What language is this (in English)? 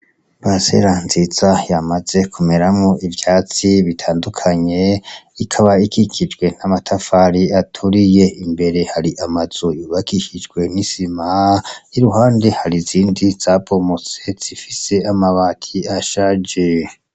Rundi